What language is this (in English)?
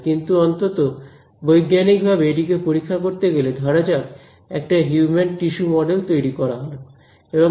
Bangla